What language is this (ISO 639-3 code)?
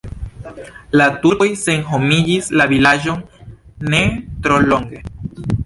epo